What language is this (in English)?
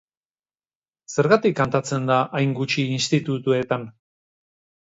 Basque